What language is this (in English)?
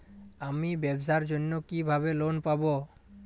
Bangla